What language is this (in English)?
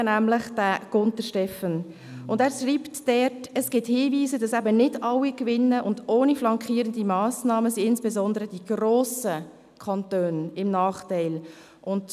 Swiss German